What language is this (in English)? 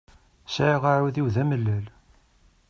Kabyle